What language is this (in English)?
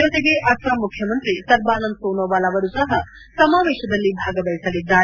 Kannada